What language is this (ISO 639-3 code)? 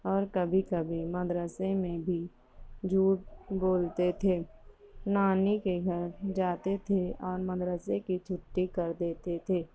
urd